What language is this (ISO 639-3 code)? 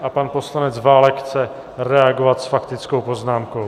ces